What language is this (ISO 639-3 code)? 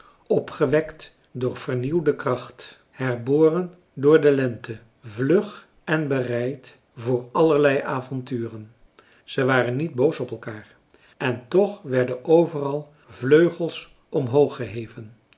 nld